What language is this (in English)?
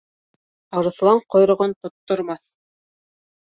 Bashkir